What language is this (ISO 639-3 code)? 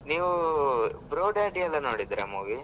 kan